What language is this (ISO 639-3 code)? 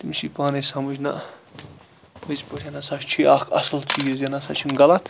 kas